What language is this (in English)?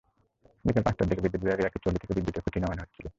Bangla